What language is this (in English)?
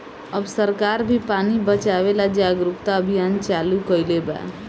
Bhojpuri